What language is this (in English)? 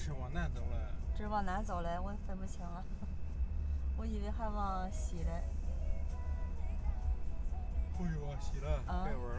Chinese